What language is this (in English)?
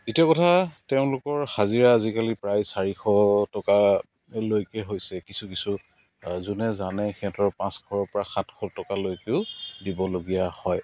Assamese